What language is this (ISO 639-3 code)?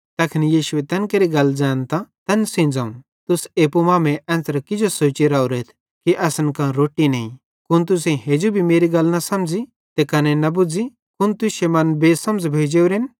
bhd